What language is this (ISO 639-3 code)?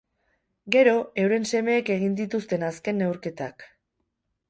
eus